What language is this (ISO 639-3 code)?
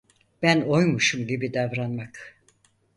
tur